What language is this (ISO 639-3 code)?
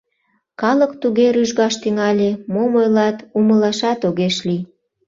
chm